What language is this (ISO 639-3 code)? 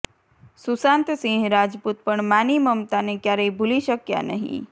guj